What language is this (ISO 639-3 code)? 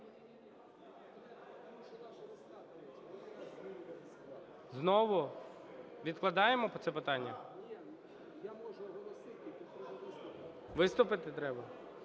ukr